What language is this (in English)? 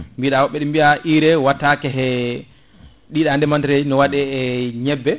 Fula